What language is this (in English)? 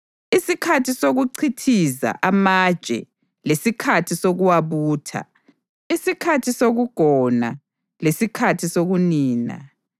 North Ndebele